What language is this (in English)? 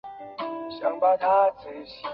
Chinese